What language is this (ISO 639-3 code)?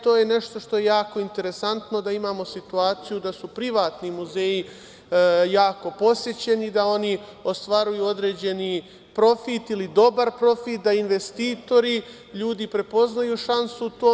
srp